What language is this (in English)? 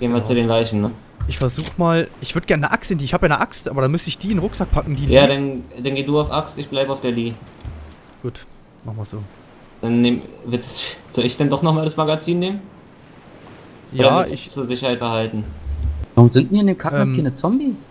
German